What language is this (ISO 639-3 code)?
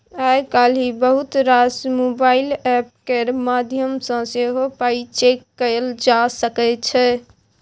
mai